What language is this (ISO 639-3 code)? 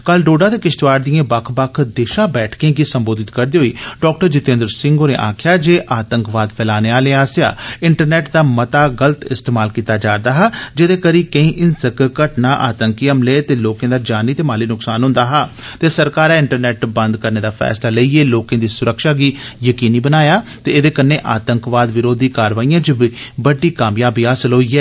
doi